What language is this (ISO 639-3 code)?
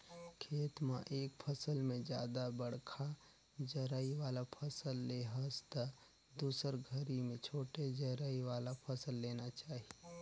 hne